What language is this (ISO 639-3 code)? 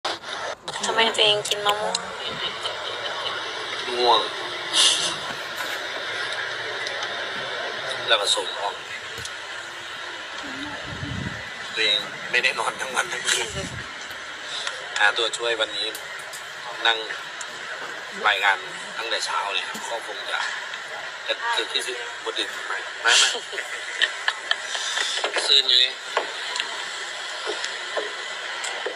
tha